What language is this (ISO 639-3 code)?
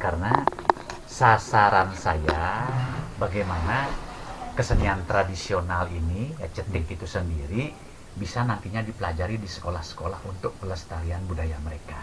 ind